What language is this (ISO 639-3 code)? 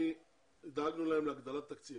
heb